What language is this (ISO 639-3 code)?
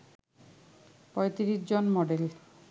ben